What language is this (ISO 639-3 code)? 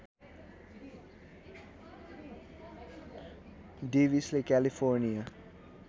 nep